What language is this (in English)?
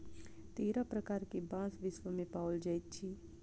Maithili